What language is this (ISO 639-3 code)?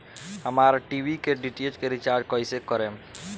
bho